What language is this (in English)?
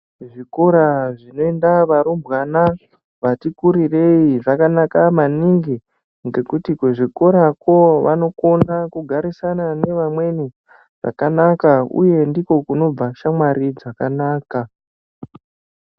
Ndau